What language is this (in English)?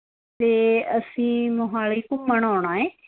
Punjabi